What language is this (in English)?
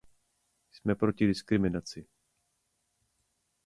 Czech